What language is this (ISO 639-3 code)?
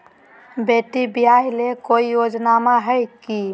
mag